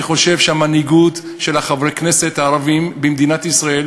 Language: Hebrew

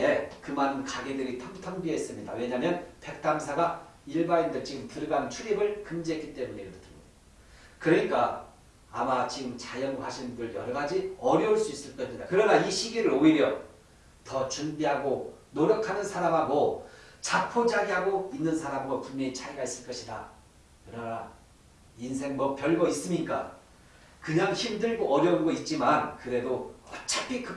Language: Korean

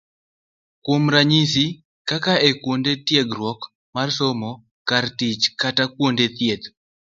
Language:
Luo (Kenya and Tanzania)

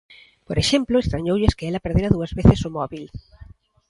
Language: Galician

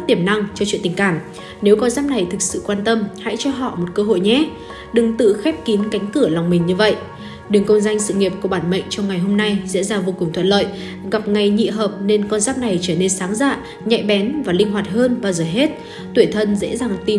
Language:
Vietnamese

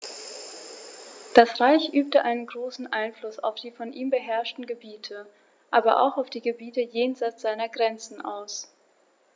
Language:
German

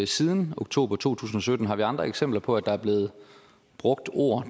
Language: Danish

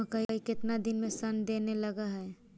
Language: Magahi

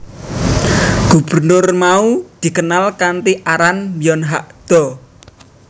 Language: Javanese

